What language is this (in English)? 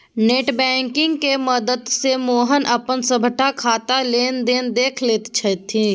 Maithili